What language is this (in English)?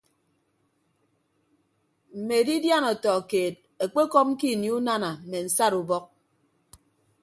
Ibibio